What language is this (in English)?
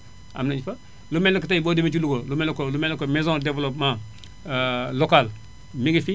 Wolof